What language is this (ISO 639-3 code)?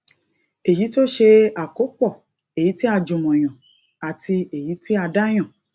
yor